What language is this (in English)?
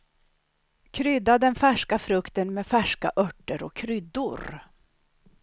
Swedish